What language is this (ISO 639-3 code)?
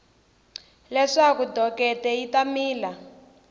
tso